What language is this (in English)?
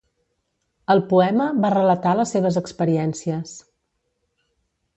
Catalan